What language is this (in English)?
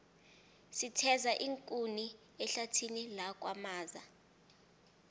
South Ndebele